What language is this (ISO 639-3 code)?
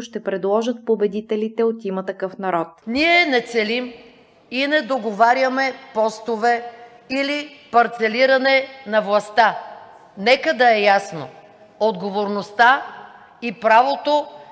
bul